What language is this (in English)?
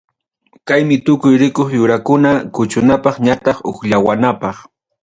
Ayacucho Quechua